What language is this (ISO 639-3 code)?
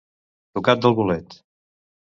cat